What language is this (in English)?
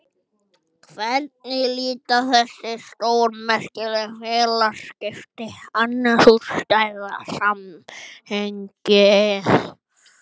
Icelandic